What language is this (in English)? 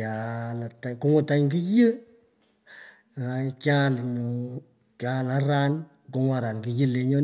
Pökoot